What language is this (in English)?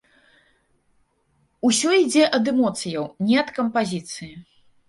Belarusian